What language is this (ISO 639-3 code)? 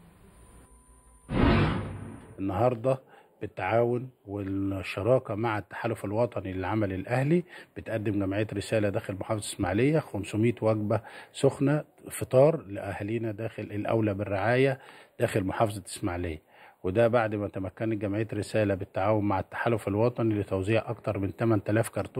ara